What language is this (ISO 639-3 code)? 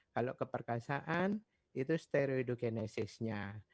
ind